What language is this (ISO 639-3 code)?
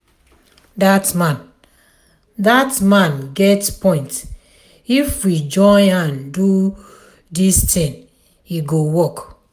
pcm